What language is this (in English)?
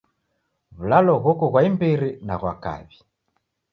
Taita